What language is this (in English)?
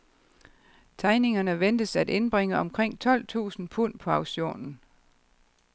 Danish